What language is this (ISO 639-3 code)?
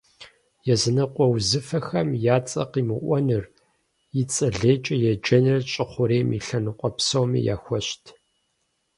kbd